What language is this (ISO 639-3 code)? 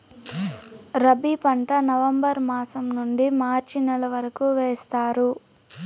tel